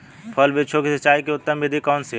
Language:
Hindi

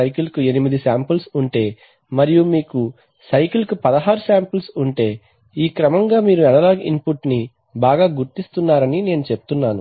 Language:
Telugu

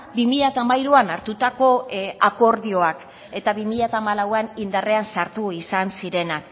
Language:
Basque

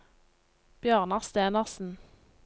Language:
Norwegian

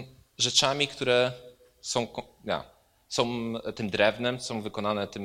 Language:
Polish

